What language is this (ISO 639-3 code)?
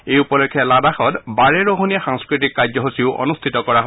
asm